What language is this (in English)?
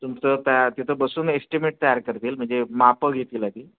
Marathi